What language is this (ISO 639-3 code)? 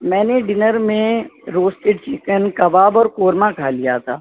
urd